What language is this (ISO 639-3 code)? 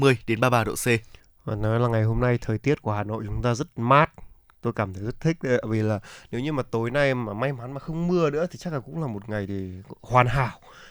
vie